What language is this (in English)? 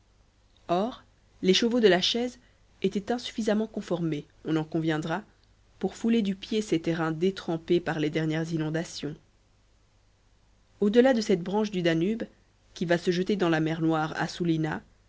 French